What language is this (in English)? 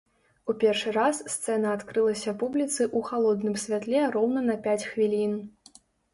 Belarusian